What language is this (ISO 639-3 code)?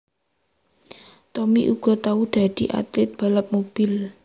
jav